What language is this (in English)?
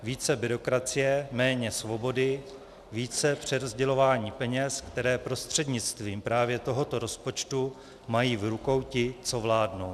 Czech